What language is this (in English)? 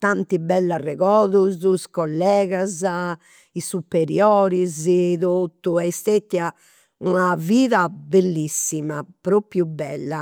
Campidanese Sardinian